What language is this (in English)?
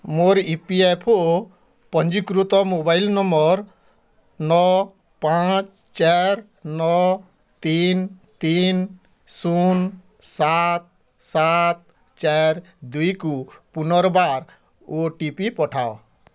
Odia